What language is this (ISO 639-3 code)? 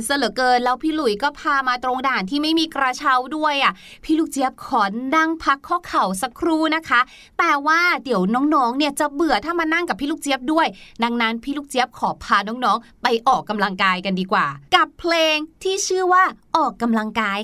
tha